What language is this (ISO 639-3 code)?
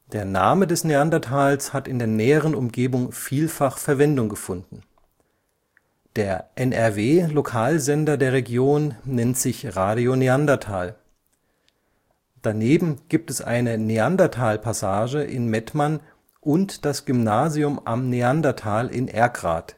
deu